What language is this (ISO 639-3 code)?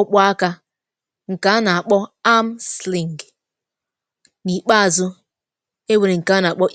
ibo